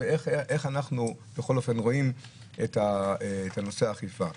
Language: Hebrew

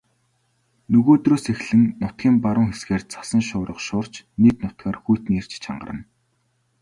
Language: Mongolian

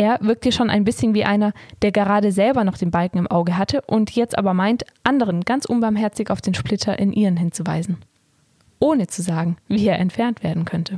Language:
German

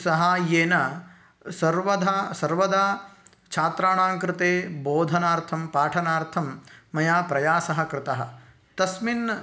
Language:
Sanskrit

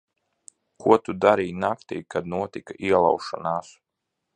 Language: Latvian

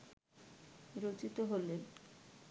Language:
Bangla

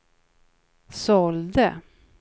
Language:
Swedish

